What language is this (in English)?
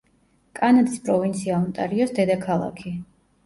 Georgian